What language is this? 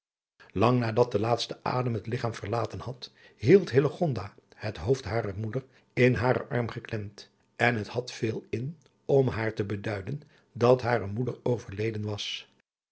Dutch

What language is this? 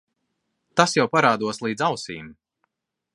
Latvian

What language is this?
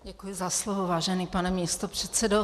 Czech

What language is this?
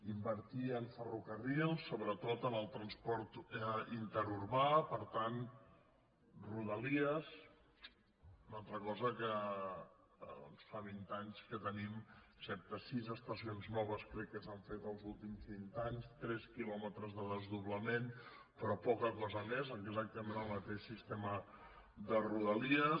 Catalan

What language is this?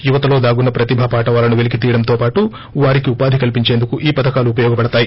Telugu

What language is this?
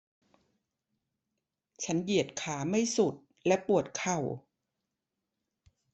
Thai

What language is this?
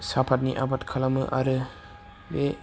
Bodo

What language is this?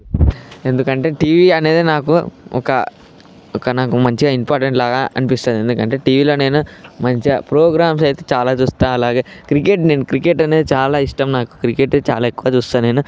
Telugu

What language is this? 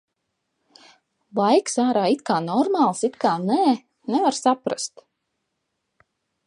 Latvian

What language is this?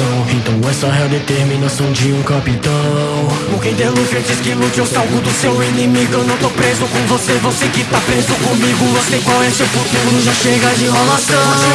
Portuguese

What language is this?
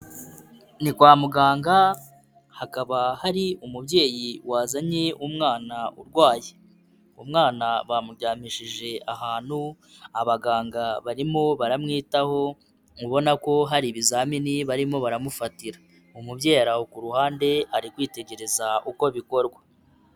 Kinyarwanda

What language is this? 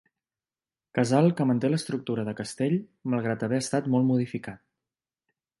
Catalan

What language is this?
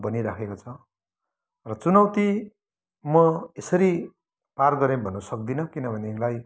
Nepali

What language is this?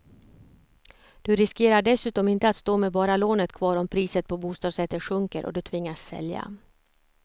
Swedish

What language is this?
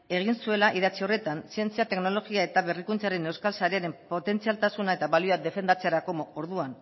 Basque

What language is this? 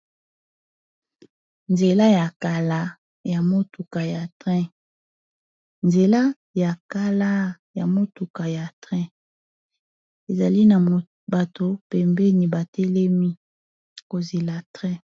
Lingala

